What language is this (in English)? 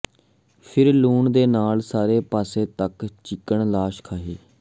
Punjabi